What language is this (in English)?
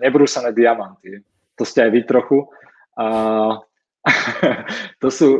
Slovak